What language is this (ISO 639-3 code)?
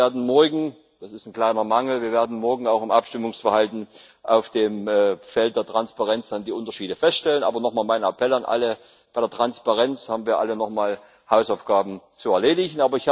deu